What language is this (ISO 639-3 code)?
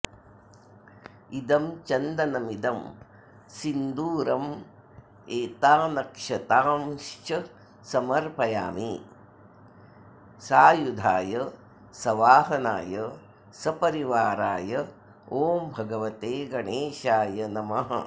san